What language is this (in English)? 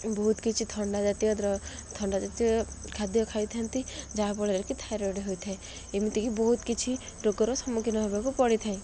Odia